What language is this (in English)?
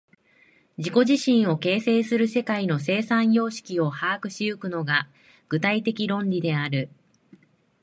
Japanese